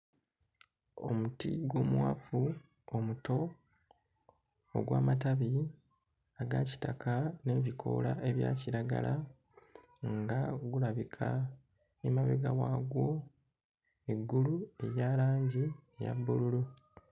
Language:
Ganda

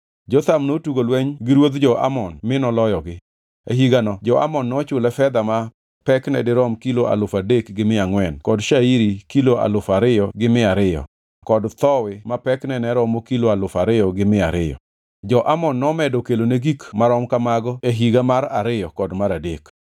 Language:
Luo (Kenya and Tanzania)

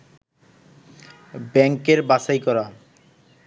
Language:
Bangla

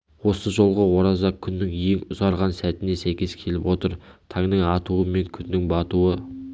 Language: Kazakh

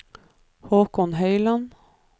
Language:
Norwegian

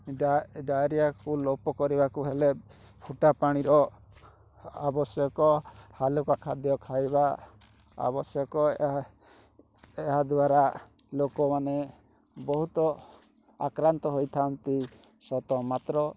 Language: Odia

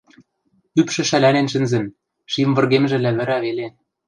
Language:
Western Mari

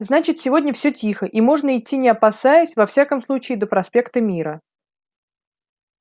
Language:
Russian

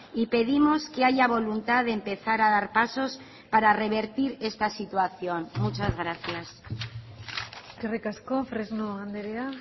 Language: Spanish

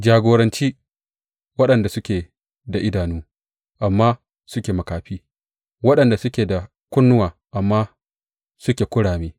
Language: Hausa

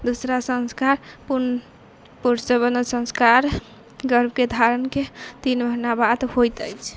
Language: Maithili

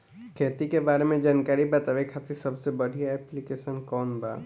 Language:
Bhojpuri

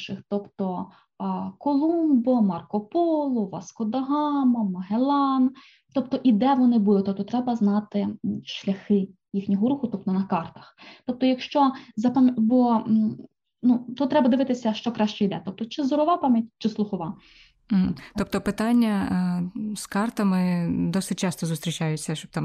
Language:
Ukrainian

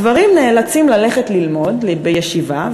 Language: Hebrew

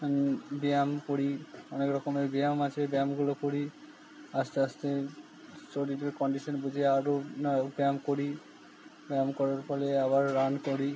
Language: Bangla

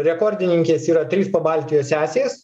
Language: Lithuanian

